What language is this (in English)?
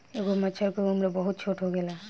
Bhojpuri